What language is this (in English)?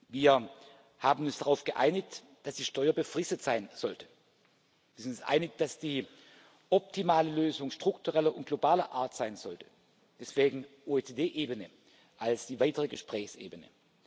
German